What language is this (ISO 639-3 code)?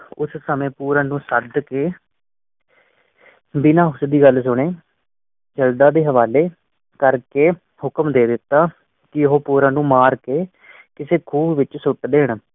pan